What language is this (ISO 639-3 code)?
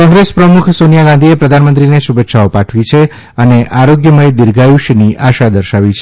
guj